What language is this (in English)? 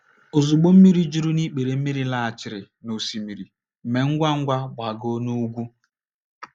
Igbo